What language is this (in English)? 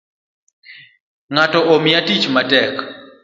Luo (Kenya and Tanzania)